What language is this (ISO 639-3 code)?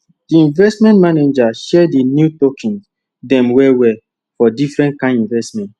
pcm